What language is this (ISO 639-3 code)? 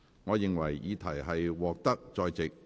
yue